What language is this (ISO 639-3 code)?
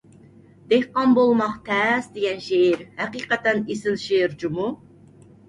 uig